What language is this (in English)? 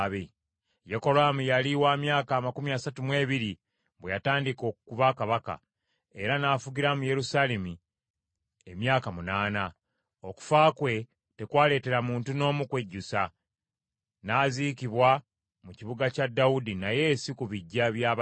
Ganda